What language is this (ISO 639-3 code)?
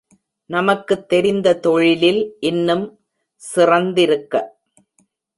tam